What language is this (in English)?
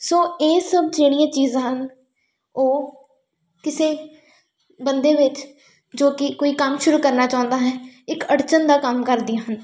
Punjabi